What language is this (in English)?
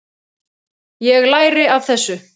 Icelandic